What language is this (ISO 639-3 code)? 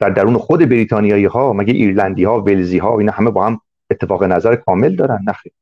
fas